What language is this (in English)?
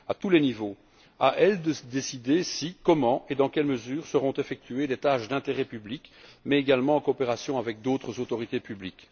French